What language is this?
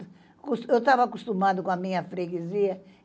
Portuguese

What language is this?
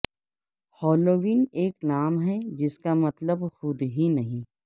Urdu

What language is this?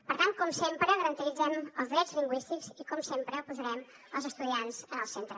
Catalan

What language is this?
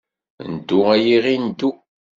Kabyle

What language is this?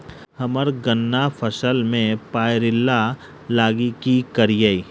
Maithili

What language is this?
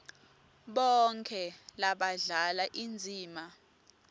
Swati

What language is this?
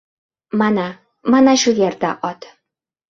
Uzbek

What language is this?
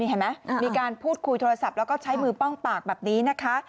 Thai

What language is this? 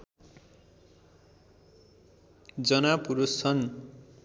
Nepali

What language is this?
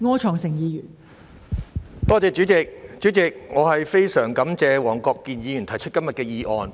Cantonese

